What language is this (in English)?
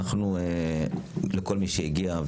Hebrew